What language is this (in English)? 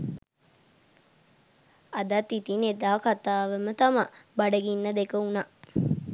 Sinhala